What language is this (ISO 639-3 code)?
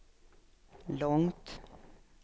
swe